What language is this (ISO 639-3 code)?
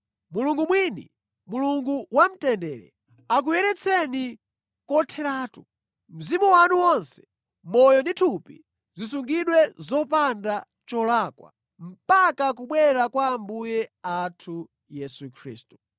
nya